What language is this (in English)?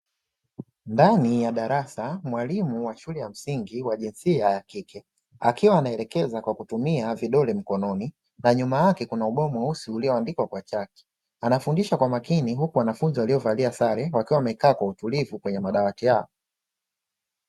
Swahili